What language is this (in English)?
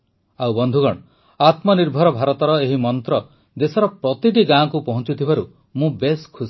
Odia